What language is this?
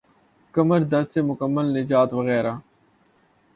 Urdu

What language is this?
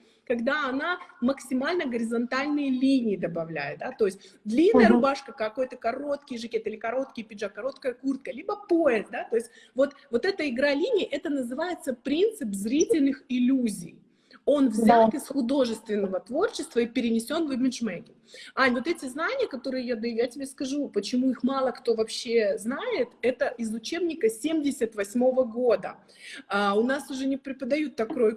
Russian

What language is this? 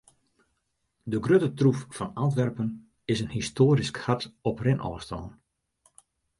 Western Frisian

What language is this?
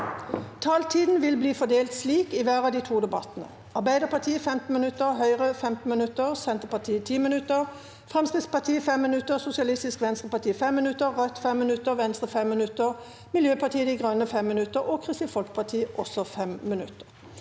Norwegian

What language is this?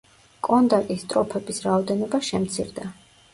Georgian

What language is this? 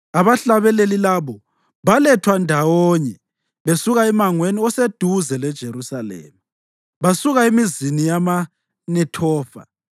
North Ndebele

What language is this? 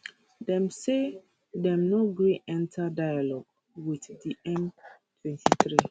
Nigerian Pidgin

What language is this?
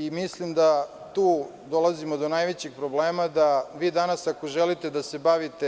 Serbian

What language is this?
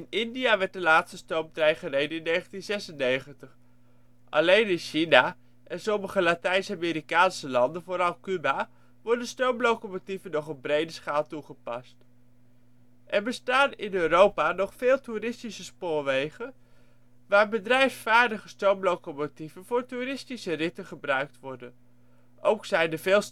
Dutch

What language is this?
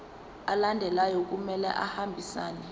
Zulu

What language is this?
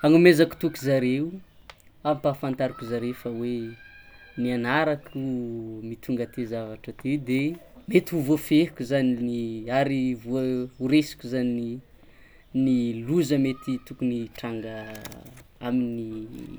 Tsimihety Malagasy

